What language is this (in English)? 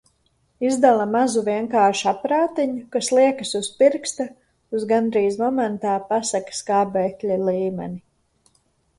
Latvian